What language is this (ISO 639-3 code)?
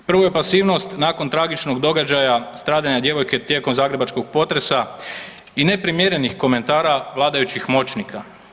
hrv